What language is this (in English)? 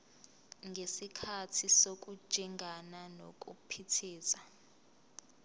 Zulu